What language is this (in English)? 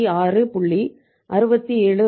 Tamil